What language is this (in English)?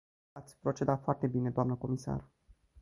Romanian